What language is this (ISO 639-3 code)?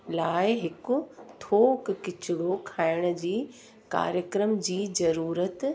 snd